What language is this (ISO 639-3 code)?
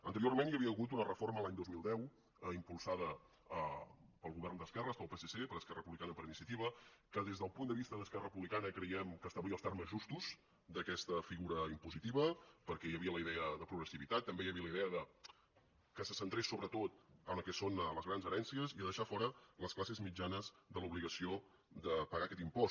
cat